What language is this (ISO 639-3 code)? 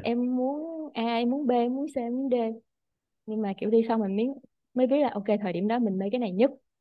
vie